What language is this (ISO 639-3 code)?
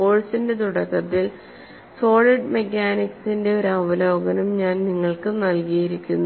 mal